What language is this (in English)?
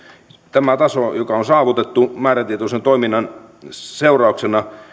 Finnish